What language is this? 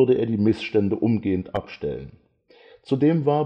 German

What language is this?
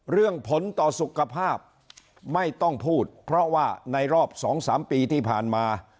Thai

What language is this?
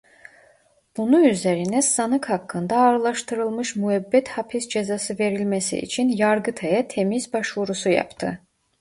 Turkish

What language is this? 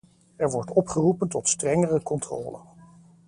Dutch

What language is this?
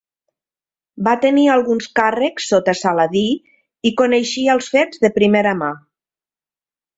Catalan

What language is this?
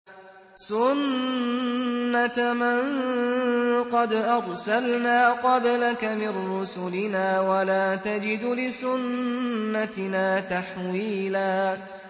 Arabic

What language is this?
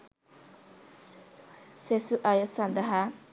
Sinhala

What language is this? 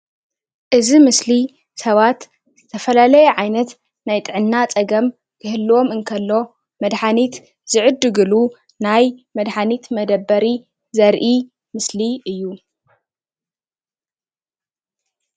Tigrinya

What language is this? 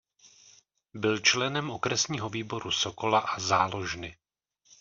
Czech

